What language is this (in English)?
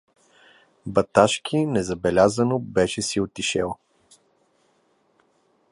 Bulgarian